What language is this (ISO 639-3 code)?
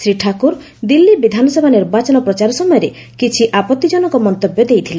ori